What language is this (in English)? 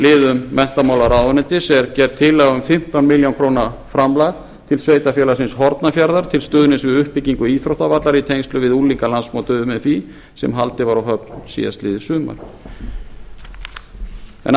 Icelandic